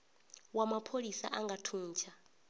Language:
Venda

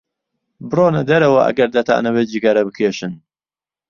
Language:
Central Kurdish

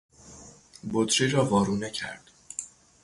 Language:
Persian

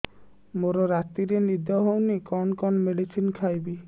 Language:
Odia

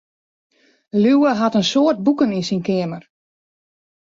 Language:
Western Frisian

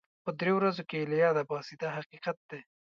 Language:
Pashto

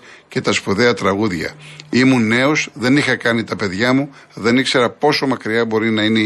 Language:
Greek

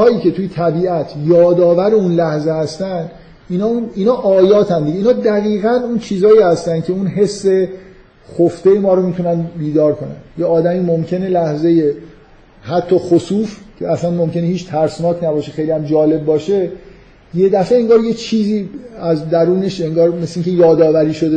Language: Persian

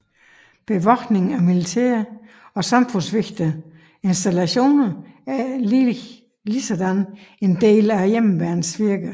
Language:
Danish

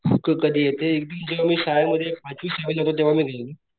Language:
Marathi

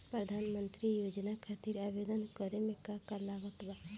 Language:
Bhojpuri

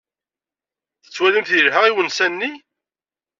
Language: Kabyle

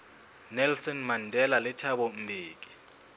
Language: Southern Sotho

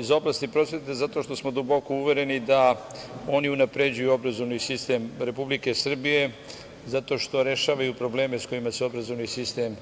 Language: Serbian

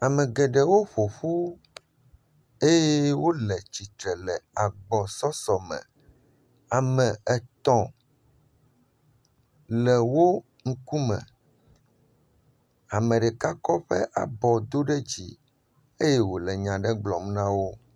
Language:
Ewe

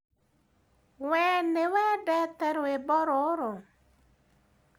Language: Kikuyu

